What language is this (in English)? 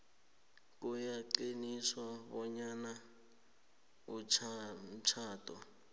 South Ndebele